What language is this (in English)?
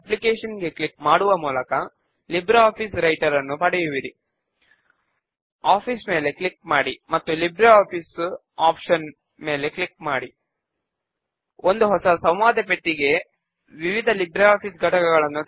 Telugu